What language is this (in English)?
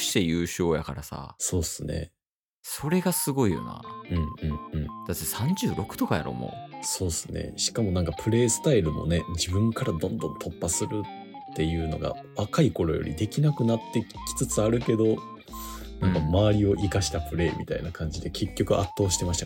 Japanese